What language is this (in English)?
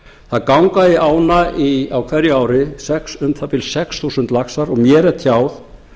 Icelandic